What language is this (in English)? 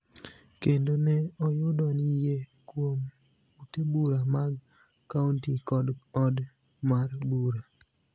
Luo (Kenya and Tanzania)